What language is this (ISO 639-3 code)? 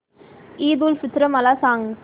mar